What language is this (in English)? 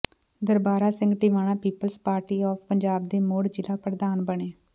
Punjabi